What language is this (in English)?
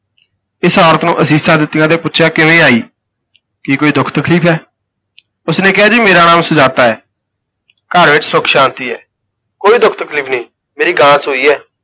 Punjabi